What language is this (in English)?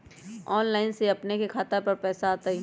Magahi